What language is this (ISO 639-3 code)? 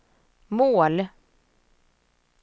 swe